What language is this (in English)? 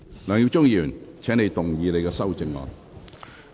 Cantonese